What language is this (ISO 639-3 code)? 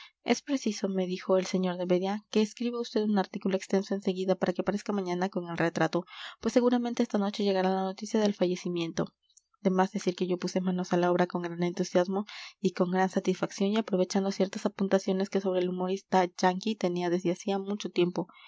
spa